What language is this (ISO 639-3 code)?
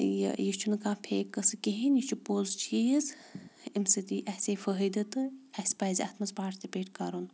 kas